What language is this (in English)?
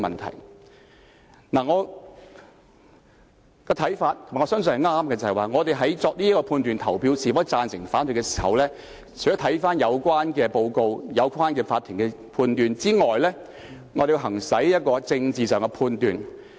Cantonese